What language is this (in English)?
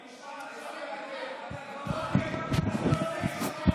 Hebrew